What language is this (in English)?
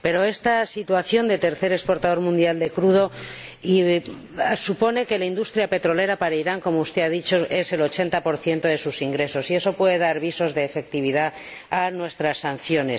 Spanish